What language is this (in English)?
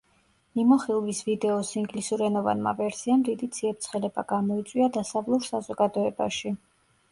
Georgian